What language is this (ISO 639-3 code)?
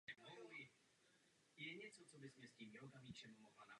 ces